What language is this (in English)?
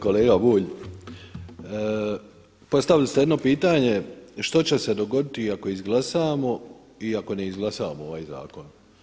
Croatian